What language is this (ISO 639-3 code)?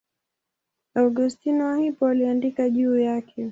swa